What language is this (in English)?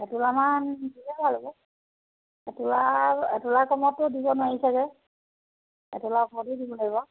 Assamese